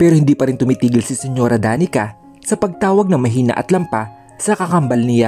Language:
Filipino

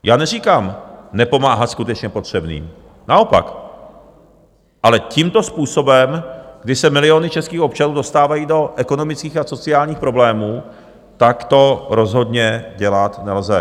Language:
Czech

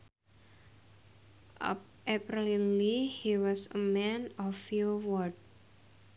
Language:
Sundanese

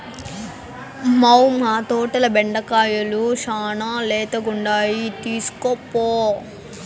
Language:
Telugu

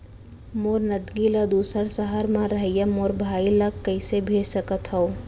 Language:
Chhattisgarhi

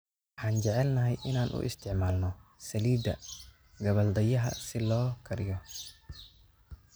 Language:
Somali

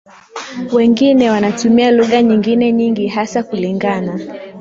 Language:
Swahili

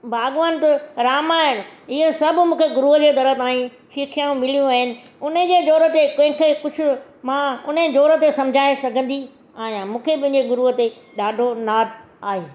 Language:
Sindhi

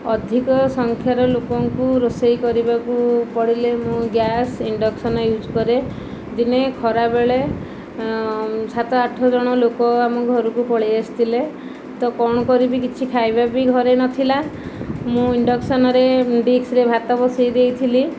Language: Odia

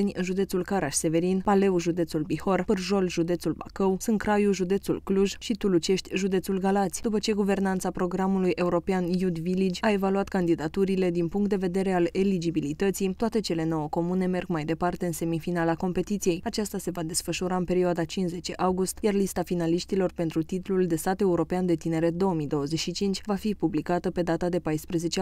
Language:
Romanian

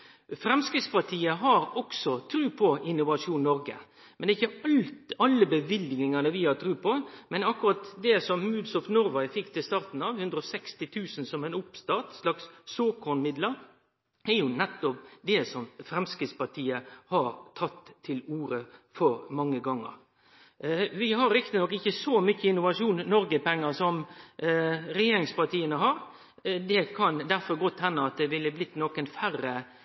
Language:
Norwegian Nynorsk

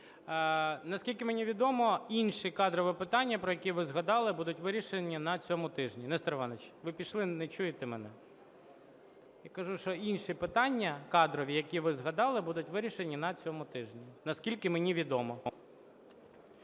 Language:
Ukrainian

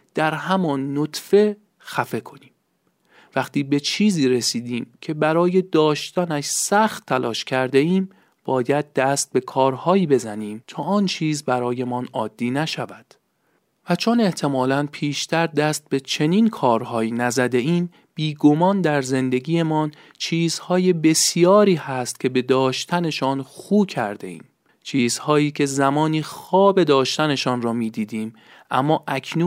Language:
Persian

